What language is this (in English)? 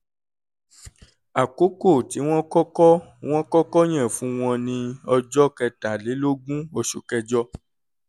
Yoruba